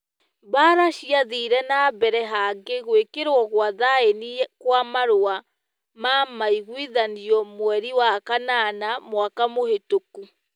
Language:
Kikuyu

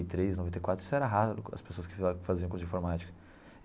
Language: Portuguese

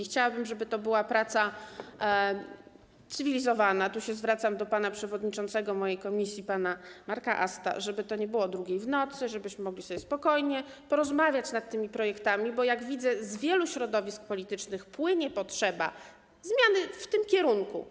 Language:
Polish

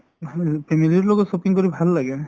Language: Assamese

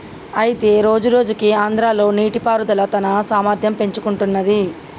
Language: Telugu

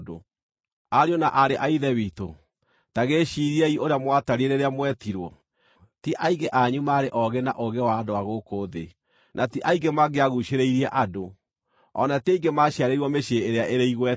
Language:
Kikuyu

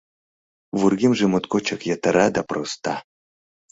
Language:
Mari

